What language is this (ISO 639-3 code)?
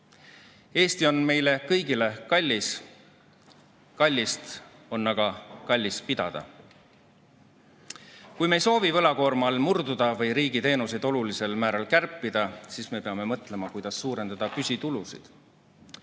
est